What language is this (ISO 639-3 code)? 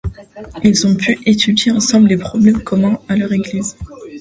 fra